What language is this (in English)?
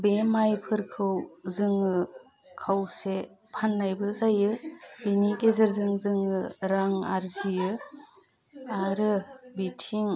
Bodo